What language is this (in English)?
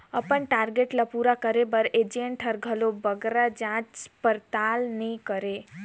Chhattisgarhi